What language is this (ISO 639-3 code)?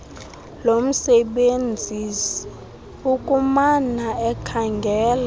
xho